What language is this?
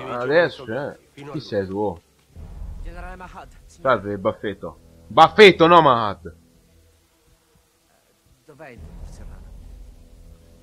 Italian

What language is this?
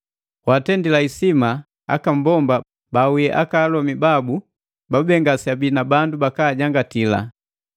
Matengo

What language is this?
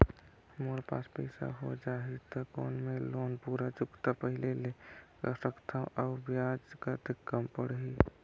Chhattisgarhi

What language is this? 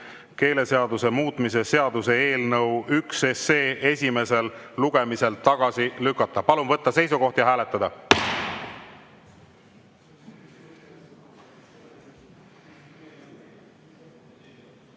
Estonian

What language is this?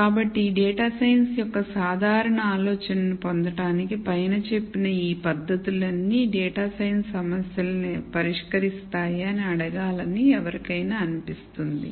Telugu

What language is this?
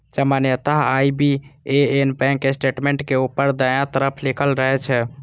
Maithili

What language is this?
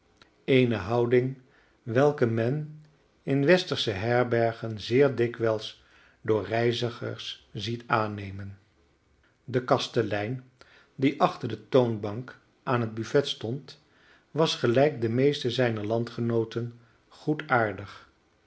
Dutch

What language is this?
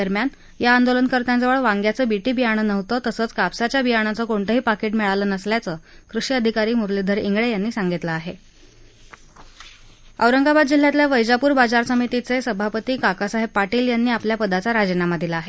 Marathi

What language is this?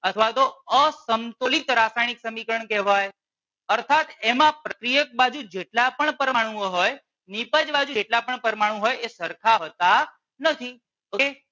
Gujarati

